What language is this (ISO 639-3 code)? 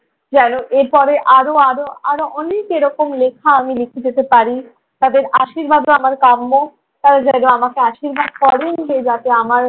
ben